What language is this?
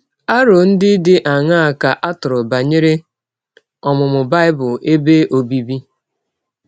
Igbo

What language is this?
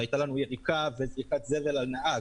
Hebrew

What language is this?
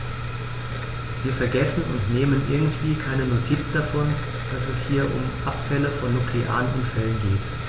German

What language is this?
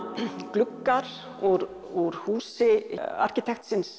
Icelandic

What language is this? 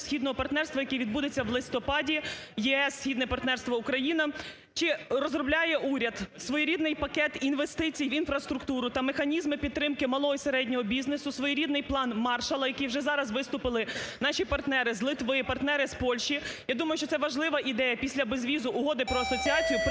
Ukrainian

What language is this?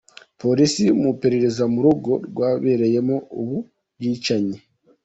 Kinyarwanda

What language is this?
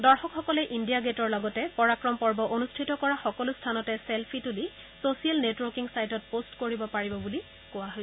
Assamese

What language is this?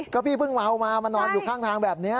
Thai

